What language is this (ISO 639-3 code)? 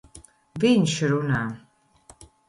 lav